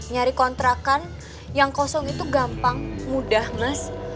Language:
Indonesian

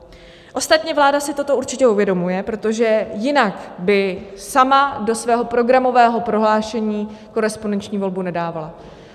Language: Czech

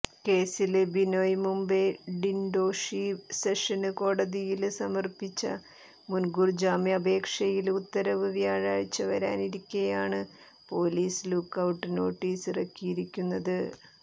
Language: Malayalam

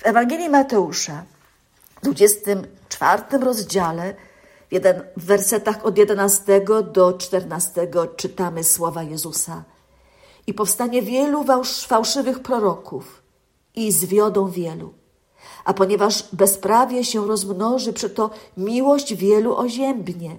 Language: Polish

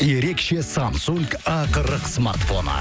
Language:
Kazakh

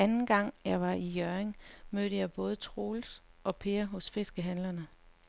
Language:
Danish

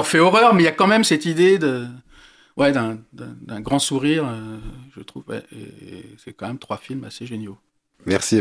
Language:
French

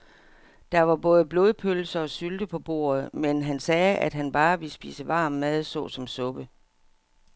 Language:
Danish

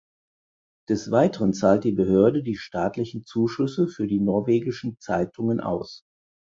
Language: German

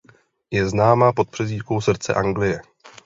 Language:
Czech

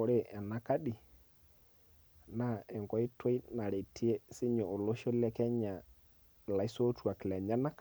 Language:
Masai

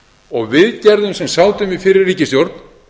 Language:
Icelandic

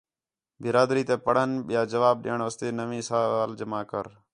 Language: Khetrani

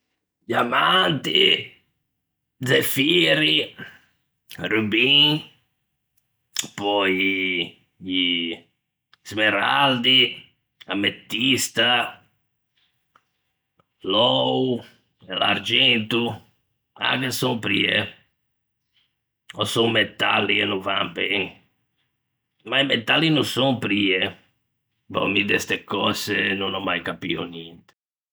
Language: Ligurian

